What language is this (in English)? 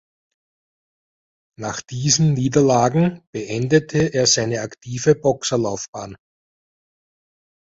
German